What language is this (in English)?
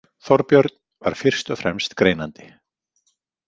Icelandic